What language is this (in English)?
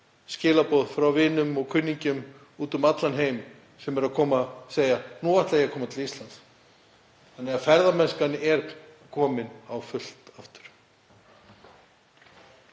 Icelandic